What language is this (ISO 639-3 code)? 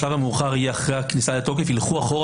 heb